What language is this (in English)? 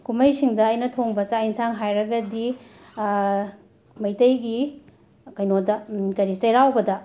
Manipuri